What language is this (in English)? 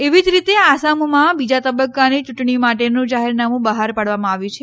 Gujarati